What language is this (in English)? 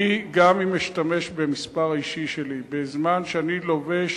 Hebrew